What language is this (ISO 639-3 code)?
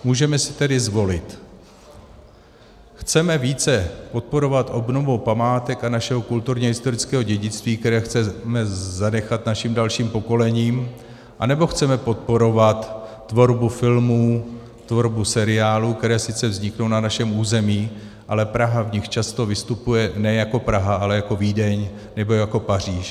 ces